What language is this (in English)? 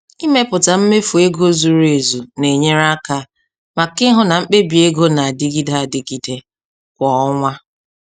Igbo